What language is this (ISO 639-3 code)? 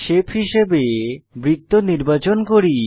ben